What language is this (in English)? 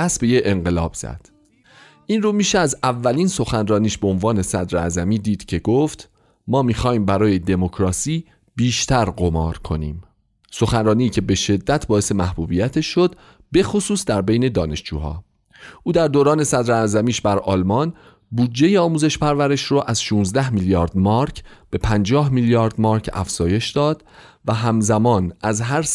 Persian